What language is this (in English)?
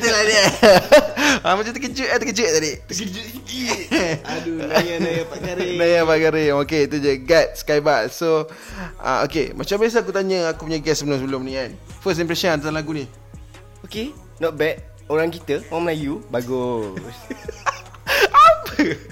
Malay